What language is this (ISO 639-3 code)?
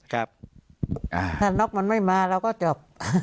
tha